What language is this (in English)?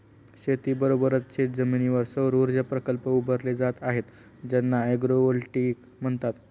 Marathi